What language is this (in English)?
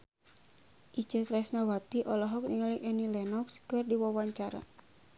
Sundanese